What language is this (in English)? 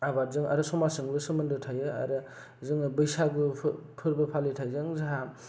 Bodo